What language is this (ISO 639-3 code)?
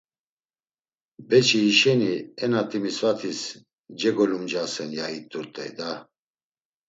lzz